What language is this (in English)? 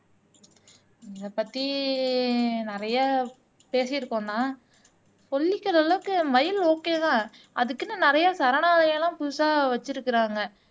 Tamil